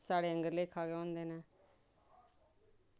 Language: Dogri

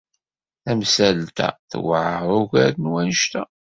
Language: Kabyle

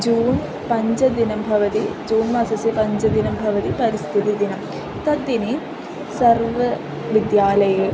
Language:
Sanskrit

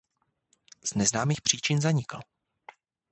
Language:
Czech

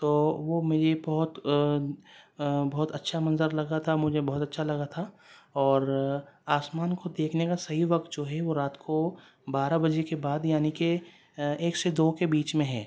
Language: Urdu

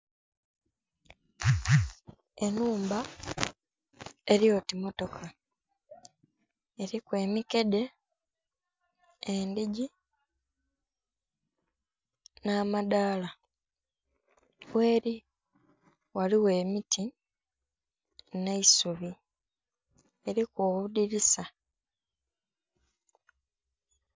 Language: Soga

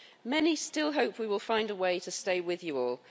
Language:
English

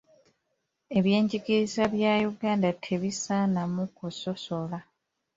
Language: Ganda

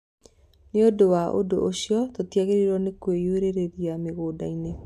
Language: Kikuyu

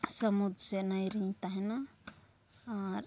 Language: Santali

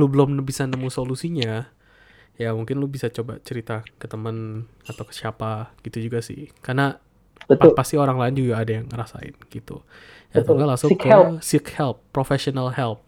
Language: Indonesian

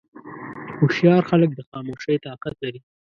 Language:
Pashto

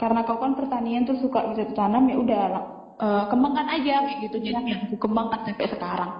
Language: Indonesian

